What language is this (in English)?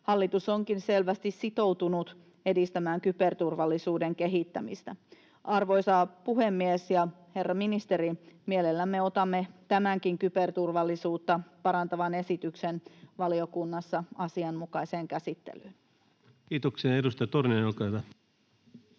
Finnish